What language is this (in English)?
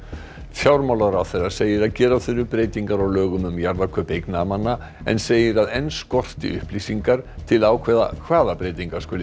Icelandic